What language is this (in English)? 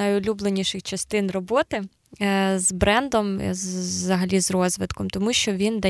Ukrainian